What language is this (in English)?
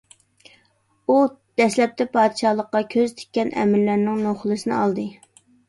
Uyghur